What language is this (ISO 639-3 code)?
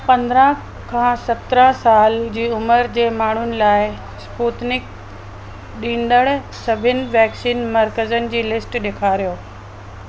snd